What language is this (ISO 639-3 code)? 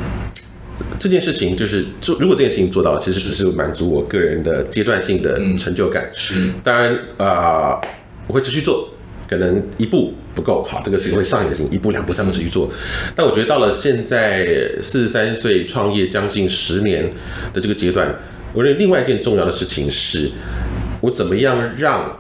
zho